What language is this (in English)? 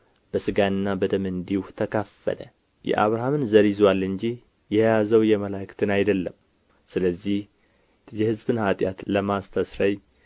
Amharic